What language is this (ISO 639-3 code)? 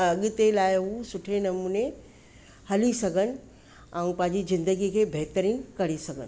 snd